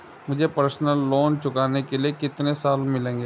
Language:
Hindi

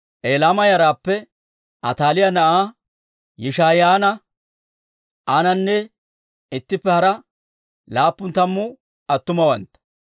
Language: Dawro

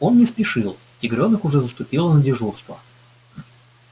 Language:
Russian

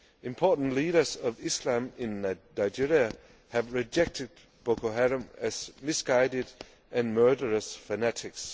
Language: English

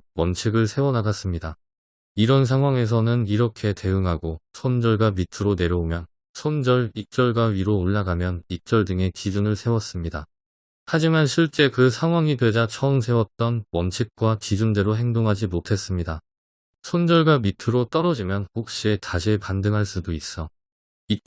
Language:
Korean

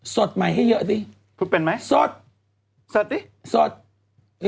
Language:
Thai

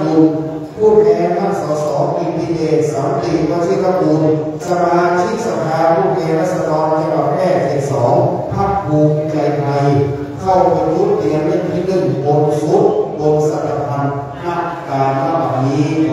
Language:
Thai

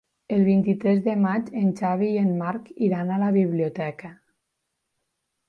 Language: Catalan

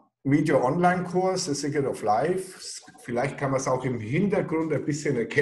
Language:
German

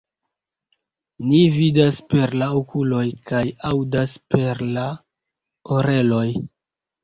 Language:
Esperanto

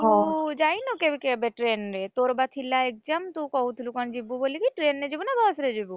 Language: Odia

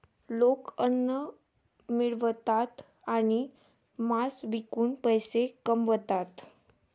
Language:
Marathi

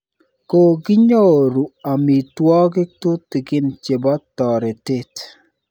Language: Kalenjin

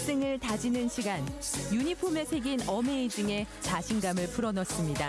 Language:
Korean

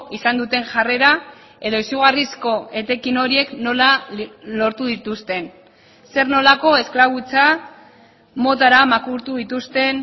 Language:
Basque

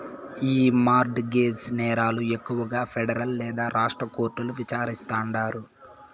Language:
Telugu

